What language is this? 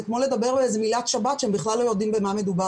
Hebrew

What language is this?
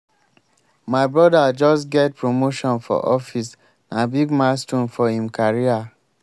Nigerian Pidgin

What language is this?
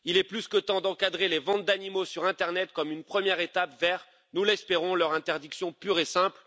French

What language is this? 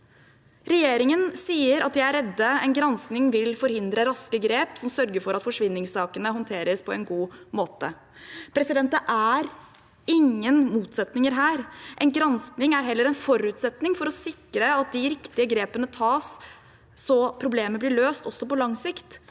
Norwegian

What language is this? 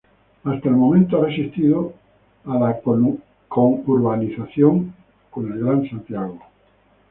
Spanish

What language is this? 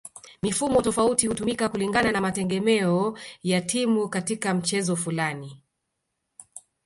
Swahili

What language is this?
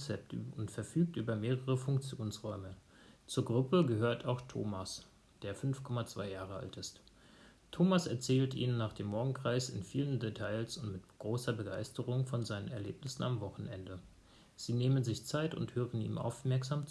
German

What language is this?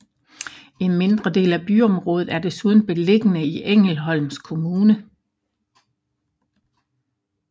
Danish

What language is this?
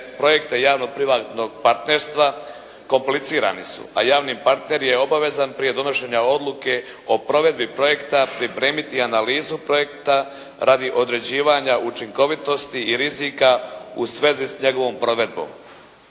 Croatian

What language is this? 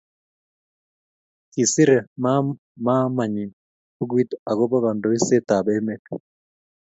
Kalenjin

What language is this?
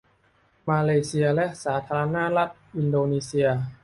Thai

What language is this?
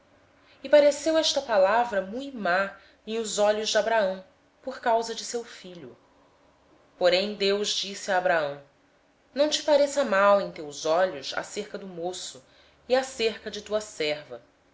Portuguese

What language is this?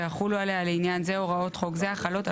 Hebrew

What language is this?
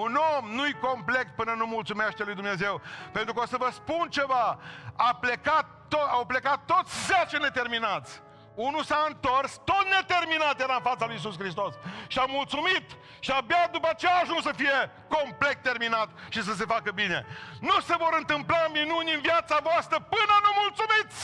Romanian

